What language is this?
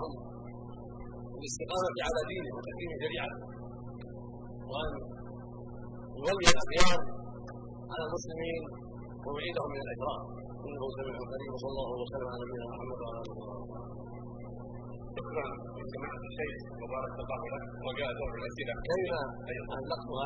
Arabic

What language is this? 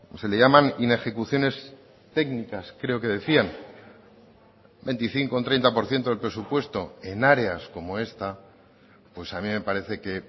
Spanish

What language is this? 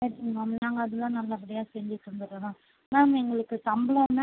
Tamil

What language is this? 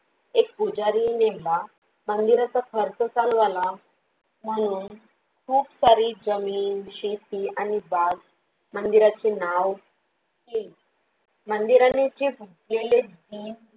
Marathi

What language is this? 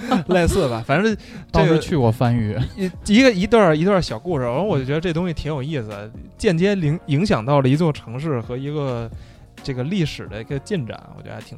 Chinese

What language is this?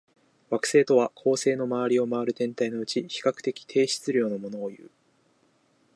Japanese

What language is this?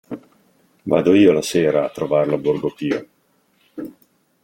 Italian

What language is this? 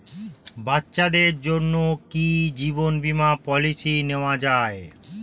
Bangla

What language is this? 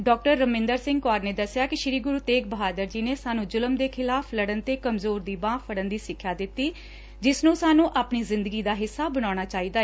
Punjabi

